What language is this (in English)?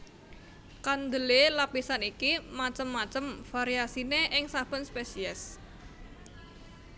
Javanese